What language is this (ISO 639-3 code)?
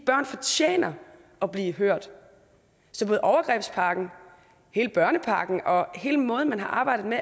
dan